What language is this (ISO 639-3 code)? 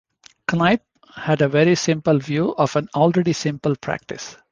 eng